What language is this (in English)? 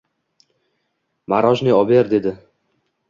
Uzbek